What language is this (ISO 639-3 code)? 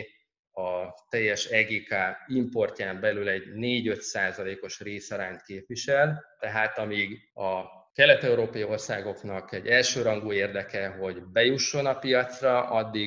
hun